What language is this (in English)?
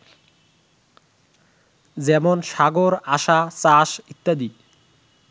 Bangla